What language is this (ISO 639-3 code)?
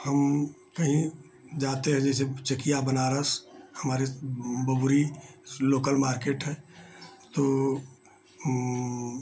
hin